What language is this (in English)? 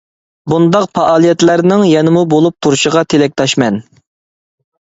Uyghur